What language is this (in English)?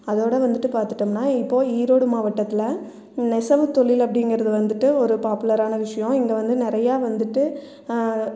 Tamil